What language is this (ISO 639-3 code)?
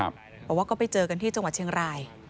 tha